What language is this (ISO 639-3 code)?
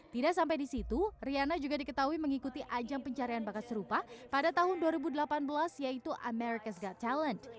ind